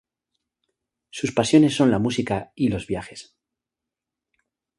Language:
Spanish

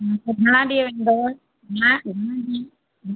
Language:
Sindhi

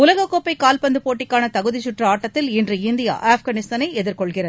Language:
Tamil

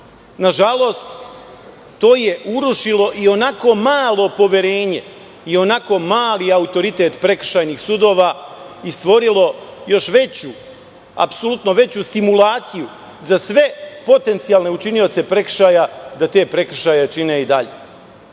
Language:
Serbian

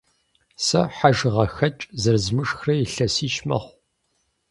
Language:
Kabardian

